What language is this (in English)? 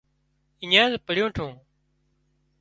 Wadiyara Koli